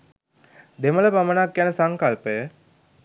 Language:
Sinhala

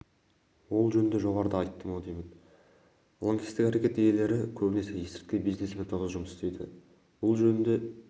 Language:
Kazakh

